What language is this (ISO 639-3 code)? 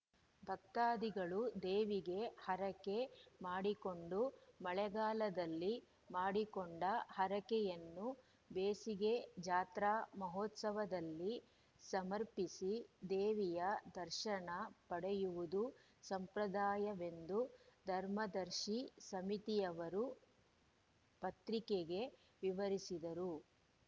kan